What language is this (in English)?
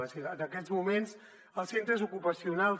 Catalan